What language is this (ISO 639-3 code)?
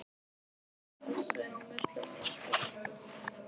isl